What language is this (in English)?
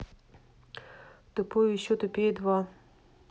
Russian